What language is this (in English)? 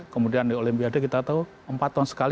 Indonesian